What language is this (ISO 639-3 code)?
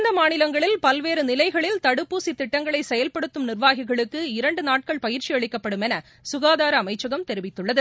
tam